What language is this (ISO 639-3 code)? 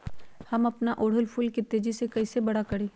mag